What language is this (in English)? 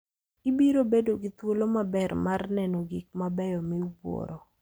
Luo (Kenya and Tanzania)